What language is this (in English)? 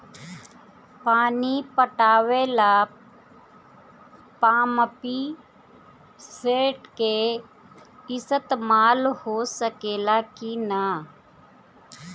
Bhojpuri